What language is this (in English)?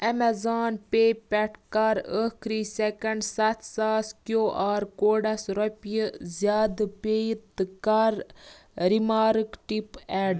Kashmiri